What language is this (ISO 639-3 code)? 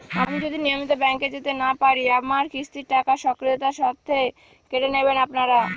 ben